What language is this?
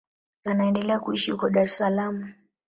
Swahili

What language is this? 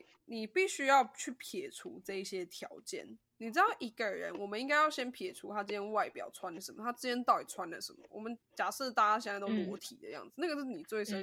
Chinese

